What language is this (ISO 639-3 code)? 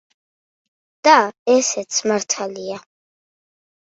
kat